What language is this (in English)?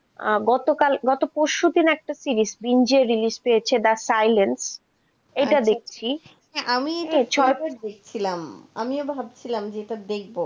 Bangla